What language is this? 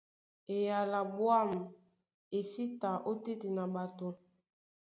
Duala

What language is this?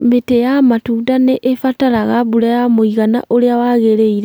Kikuyu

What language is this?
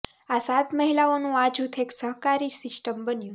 Gujarati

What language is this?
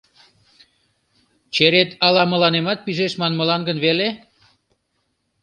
Mari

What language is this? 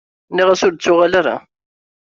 Kabyle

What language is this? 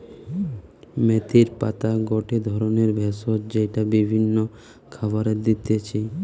Bangla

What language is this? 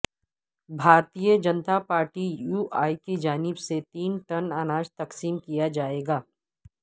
Urdu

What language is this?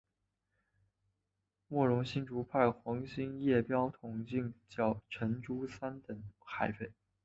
Chinese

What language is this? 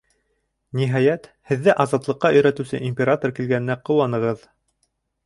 Bashkir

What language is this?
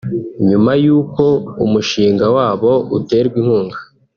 Kinyarwanda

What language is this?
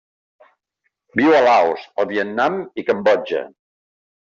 Catalan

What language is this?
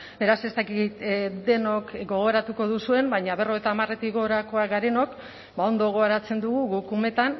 Basque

